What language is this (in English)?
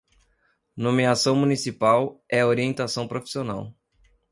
Portuguese